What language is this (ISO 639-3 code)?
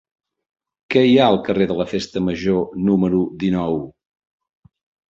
cat